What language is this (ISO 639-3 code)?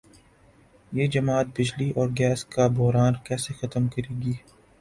urd